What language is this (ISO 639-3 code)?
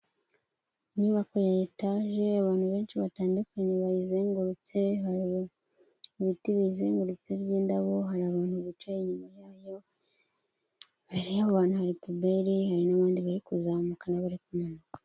kin